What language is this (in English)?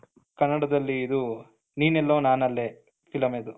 Kannada